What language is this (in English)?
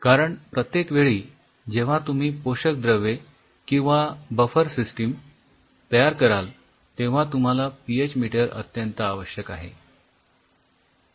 Marathi